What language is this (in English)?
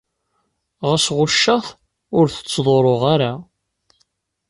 Kabyle